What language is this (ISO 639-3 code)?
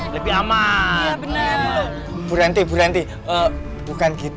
ind